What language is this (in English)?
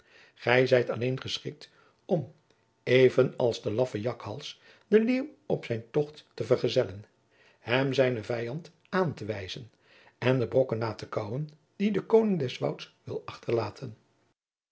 Dutch